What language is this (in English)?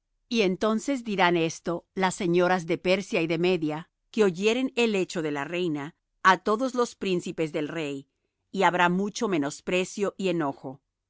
Spanish